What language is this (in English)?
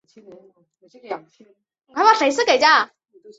Chinese